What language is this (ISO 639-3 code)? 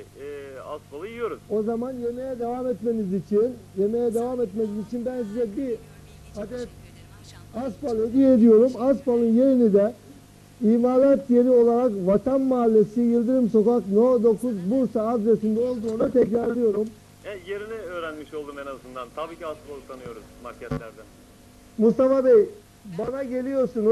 tur